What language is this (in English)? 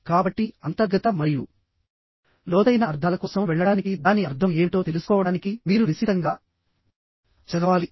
Telugu